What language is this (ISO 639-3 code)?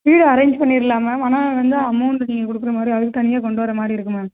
tam